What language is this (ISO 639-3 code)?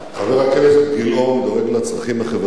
heb